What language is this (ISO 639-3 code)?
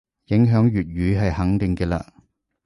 yue